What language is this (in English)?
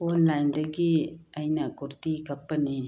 Manipuri